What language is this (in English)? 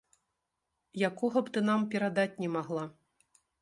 Belarusian